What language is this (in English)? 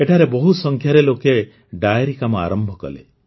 Odia